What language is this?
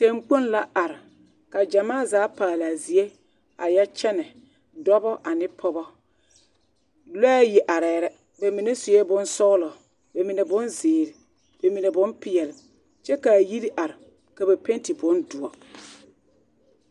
Southern Dagaare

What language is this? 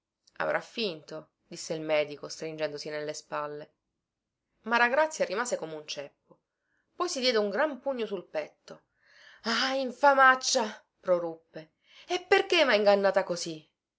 Italian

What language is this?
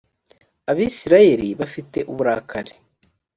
Kinyarwanda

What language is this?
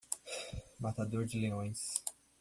Portuguese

